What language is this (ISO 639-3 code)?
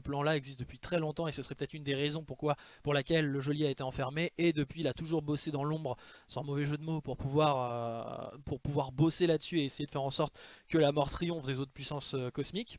fra